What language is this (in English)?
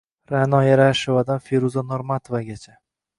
Uzbek